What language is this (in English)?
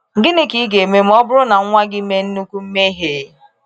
Igbo